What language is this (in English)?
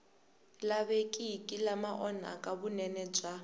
Tsonga